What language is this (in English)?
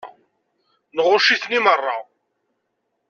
Kabyle